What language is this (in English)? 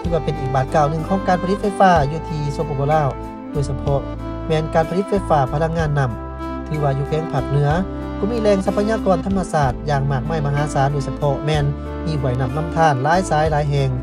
Thai